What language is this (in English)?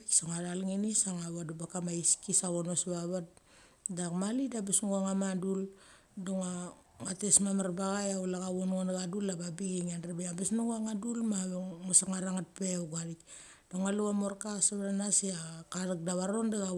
Mali